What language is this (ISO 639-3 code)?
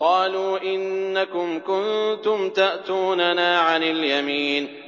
ara